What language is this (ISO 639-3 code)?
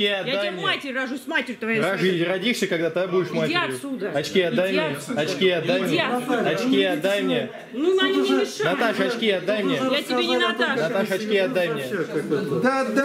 rus